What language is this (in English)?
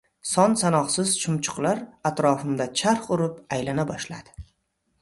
Uzbek